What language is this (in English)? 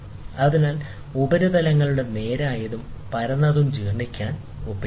Malayalam